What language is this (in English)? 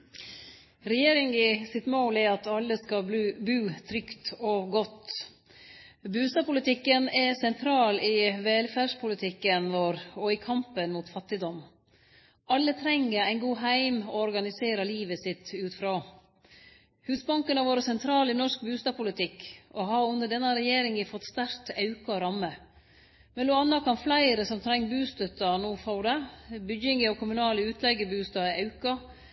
Norwegian Nynorsk